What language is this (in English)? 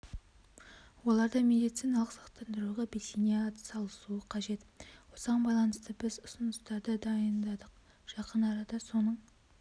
Kazakh